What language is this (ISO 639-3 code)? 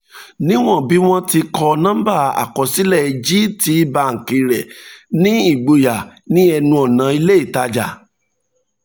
yor